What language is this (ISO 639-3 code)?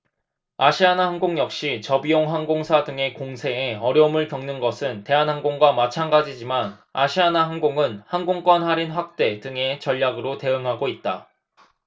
kor